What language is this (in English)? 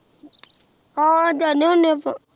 Punjabi